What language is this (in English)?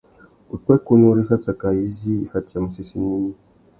Tuki